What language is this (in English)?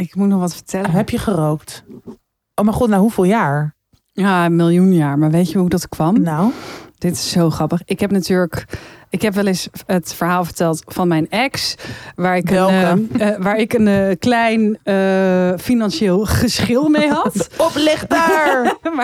Dutch